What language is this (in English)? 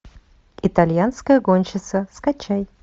Russian